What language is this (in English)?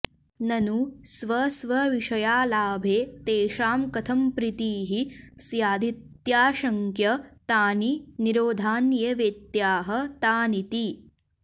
Sanskrit